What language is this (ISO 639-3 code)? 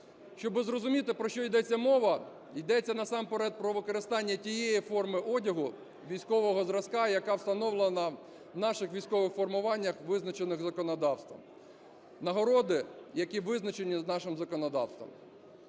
ukr